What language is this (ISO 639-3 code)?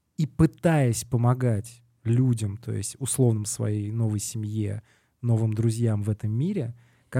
rus